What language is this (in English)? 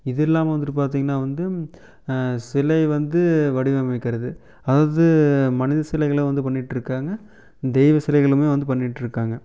Tamil